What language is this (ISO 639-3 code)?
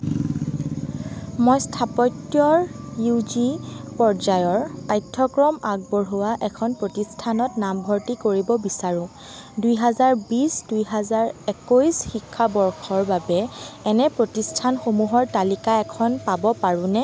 asm